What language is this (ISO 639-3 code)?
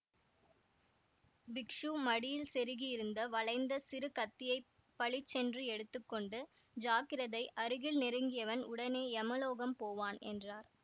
tam